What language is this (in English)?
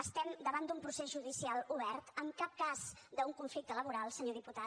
Catalan